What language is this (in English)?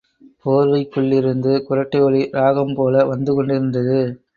Tamil